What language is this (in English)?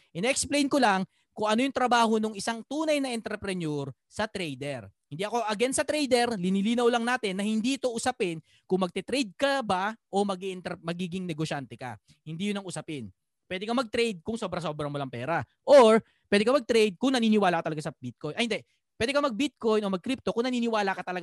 Filipino